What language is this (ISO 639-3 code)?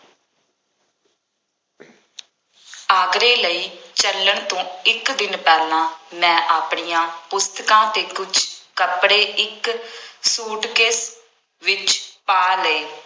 pan